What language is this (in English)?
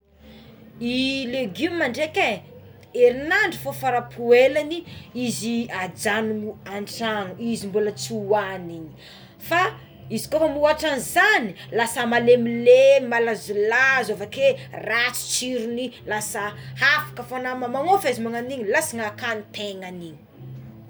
Tsimihety Malagasy